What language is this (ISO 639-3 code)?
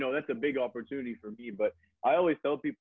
ind